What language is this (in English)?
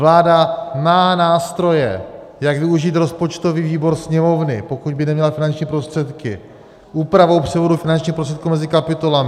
Czech